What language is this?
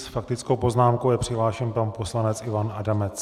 Czech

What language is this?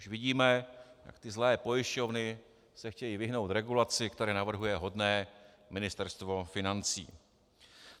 Czech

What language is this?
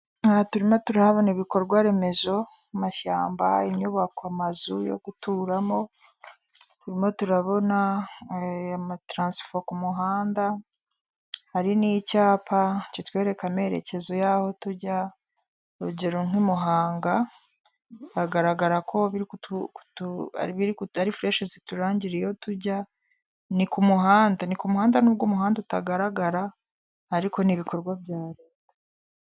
Kinyarwanda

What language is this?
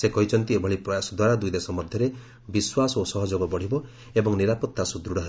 Odia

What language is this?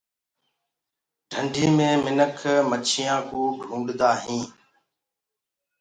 Gurgula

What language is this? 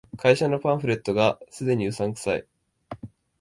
Japanese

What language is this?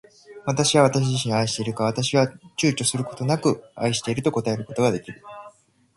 Japanese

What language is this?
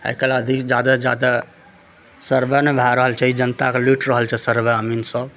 Maithili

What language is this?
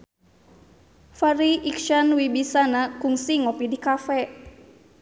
Sundanese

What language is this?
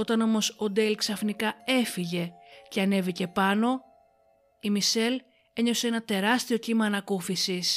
Greek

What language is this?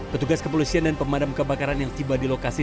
Indonesian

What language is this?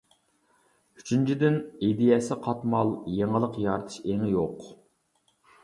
Uyghur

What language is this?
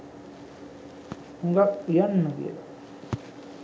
Sinhala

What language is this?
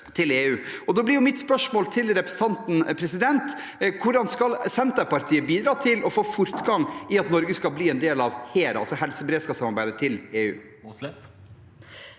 Norwegian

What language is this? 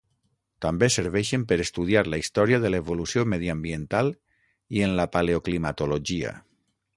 Catalan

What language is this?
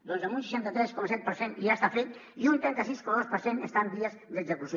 Catalan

